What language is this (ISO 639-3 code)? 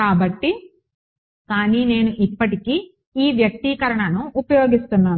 tel